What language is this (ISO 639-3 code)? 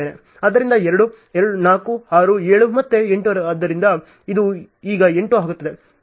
kan